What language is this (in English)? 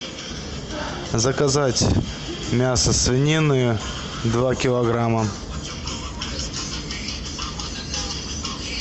Russian